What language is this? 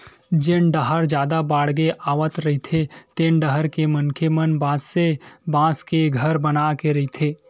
Chhattisgarhi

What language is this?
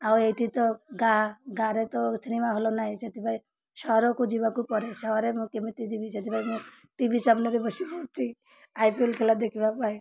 Odia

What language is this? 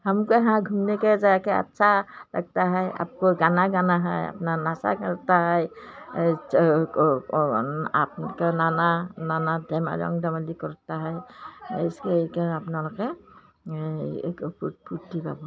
Assamese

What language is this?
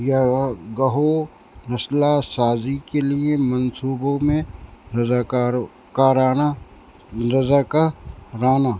Urdu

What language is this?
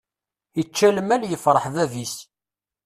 Kabyle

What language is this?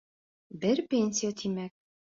Bashkir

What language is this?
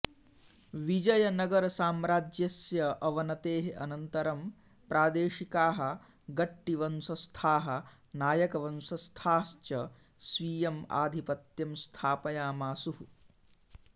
Sanskrit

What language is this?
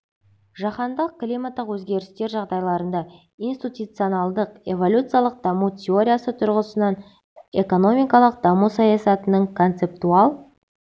Kazakh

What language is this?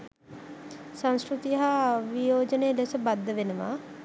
Sinhala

